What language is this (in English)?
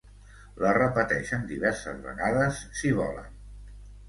Catalan